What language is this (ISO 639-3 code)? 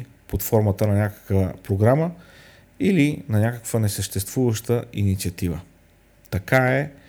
bul